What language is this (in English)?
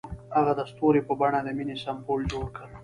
Pashto